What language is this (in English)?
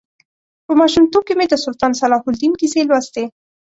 Pashto